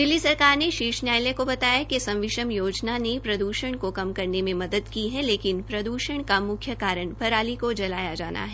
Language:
Hindi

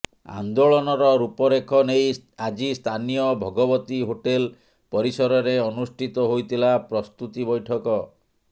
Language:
Odia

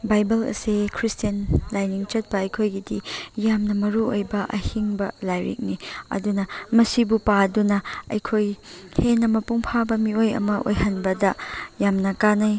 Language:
Manipuri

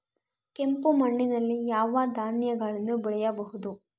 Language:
Kannada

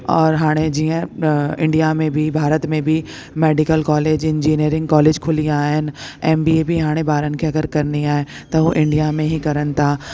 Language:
Sindhi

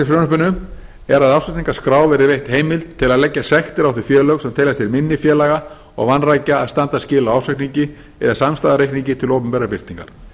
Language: Icelandic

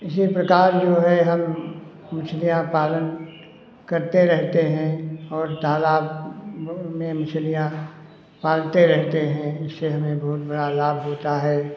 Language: Hindi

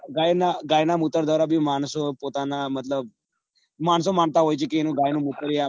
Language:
Gujarati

